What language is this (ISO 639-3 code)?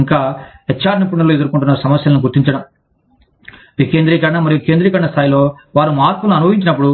tel